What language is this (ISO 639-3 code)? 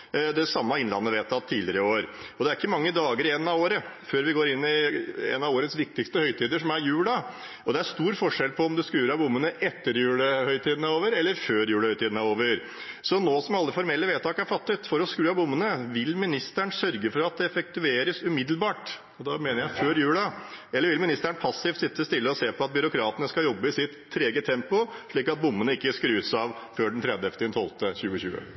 nor